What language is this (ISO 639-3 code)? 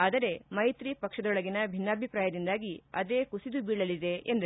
kan